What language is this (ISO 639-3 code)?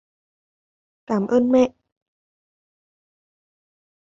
vie